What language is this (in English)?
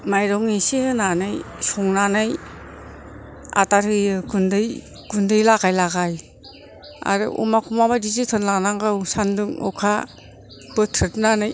Bodo